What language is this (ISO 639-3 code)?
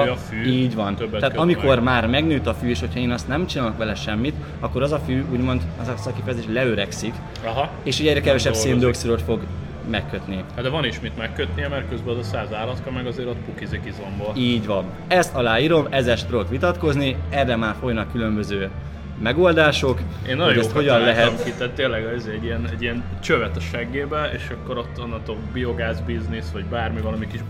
hun